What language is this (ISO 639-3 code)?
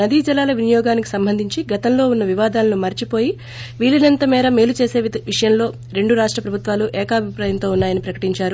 tel